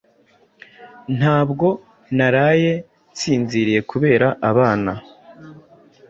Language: Kinyarwanda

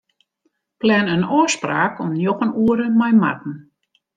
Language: Western Frisian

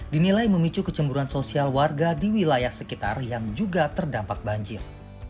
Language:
Indonesian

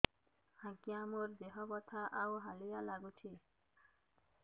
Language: Odia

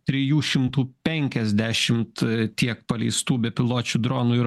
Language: Lithuanian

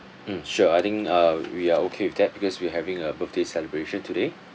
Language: English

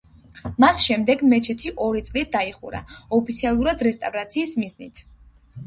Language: Georgian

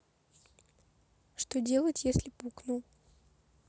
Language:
Russian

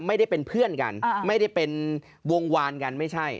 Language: Thai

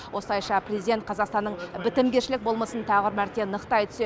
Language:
Kazakh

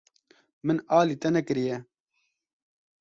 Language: Kurdish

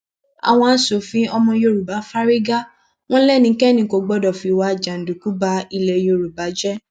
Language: Yoruba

